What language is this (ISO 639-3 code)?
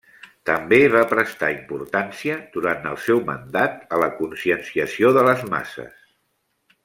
cat